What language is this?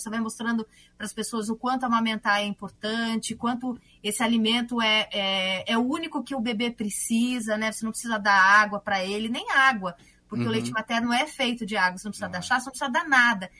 Portuguese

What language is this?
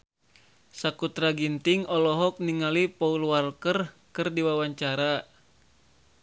Sundanese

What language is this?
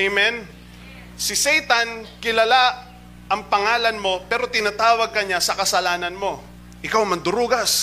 Filipino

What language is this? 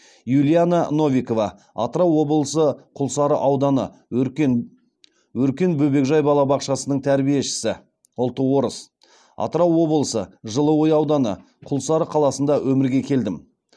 Kazakh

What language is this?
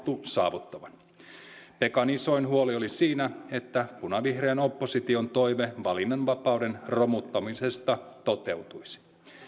Finnish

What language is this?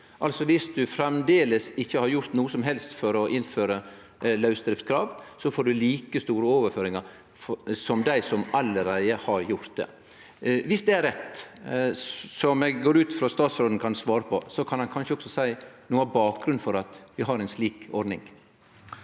Norwegian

